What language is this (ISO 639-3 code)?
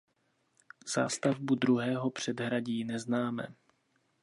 ces